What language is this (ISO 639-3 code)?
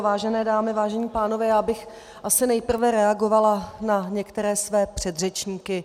ces